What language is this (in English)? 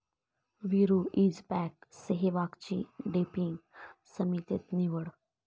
Marathi